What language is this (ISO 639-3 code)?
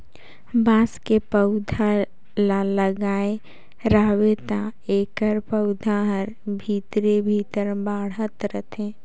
hne